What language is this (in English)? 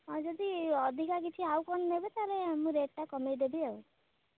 Odia